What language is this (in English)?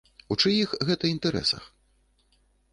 Belarusian